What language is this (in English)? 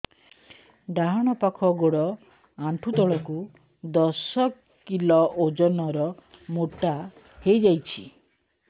Odia